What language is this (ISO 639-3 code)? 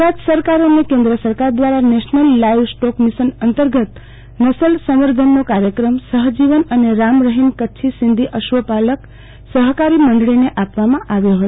guj